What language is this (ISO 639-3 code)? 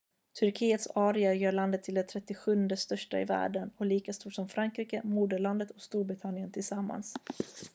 swe